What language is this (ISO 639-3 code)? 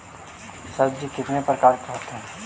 mag